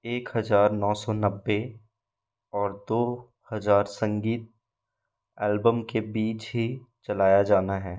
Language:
Hindi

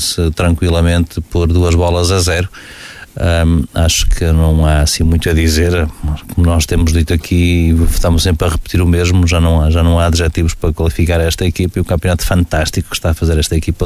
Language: Portuguese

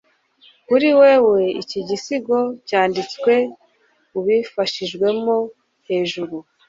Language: Kinyarwanda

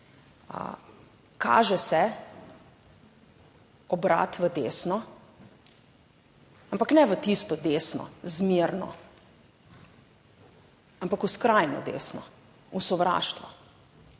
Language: Slovenian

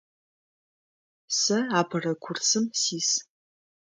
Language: Adyghe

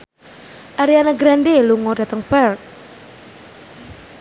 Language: Javanese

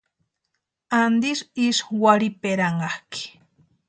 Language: Western Highland Purepecha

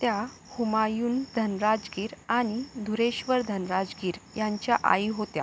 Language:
Marathi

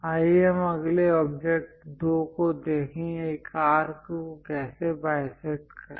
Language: Hindi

